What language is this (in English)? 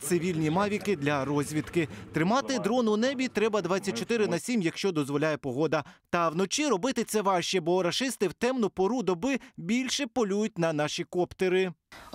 Ukrainian